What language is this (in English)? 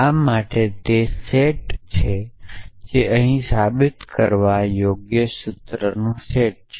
Gujarati